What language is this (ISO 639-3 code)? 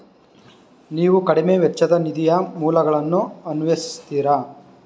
kan